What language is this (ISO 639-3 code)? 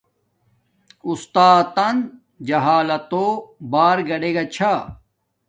dmk